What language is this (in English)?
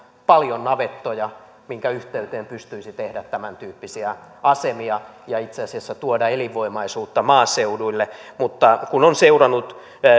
Finnish